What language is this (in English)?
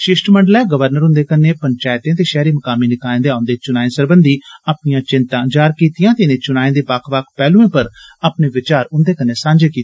Dogri